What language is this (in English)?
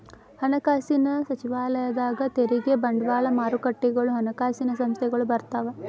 Kannada